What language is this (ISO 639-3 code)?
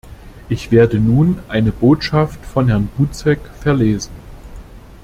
deu